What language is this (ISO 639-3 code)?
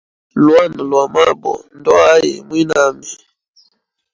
hem